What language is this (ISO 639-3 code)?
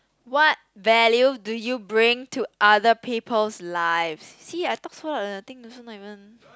eng